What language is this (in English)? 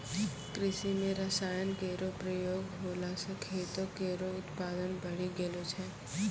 Maithili